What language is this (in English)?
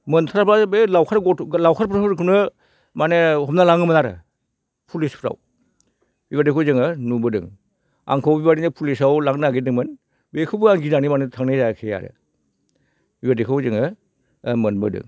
Bodo